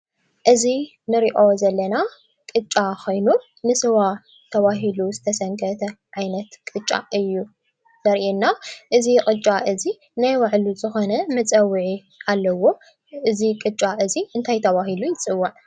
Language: Tigrinya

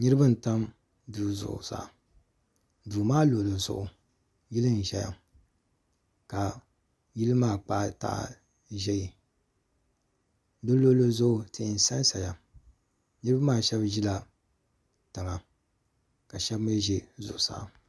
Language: Dagbani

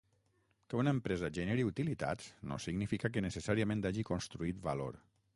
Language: Catalan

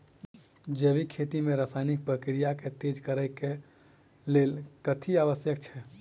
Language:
Maithili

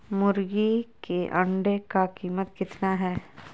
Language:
Magahi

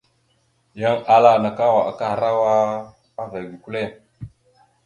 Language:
Mada (Cameroon)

